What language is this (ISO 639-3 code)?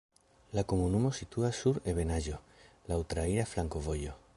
epo